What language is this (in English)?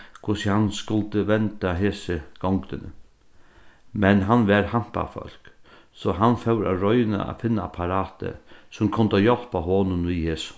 Faroese